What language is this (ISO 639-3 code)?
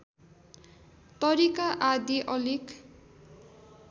nep